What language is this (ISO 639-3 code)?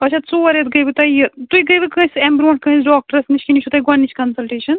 kas